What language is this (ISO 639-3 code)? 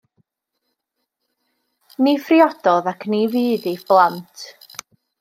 cym